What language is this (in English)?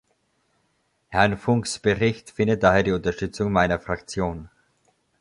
German